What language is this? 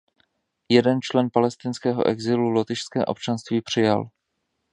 Czech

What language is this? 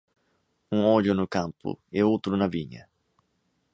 Portuguese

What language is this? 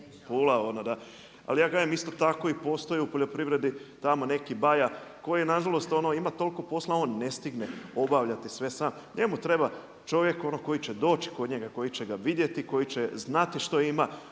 Croatian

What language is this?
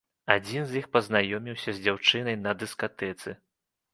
Belarusian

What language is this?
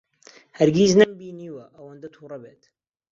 Central Kurdish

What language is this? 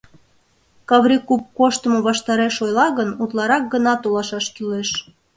Mari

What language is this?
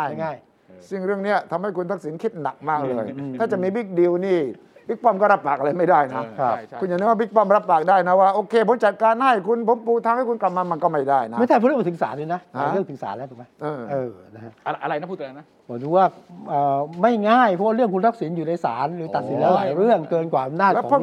Thai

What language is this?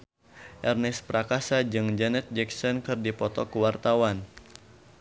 Sundanese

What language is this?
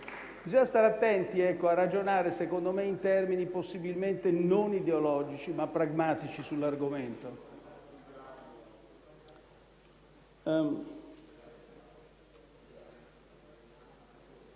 Italian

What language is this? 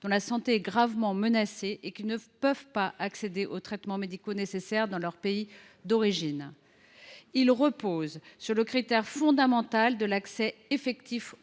French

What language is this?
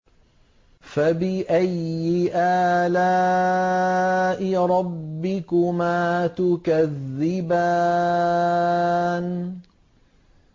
Arabic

